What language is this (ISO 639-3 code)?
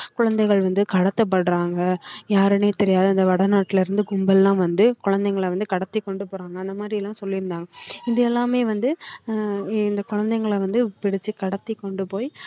tam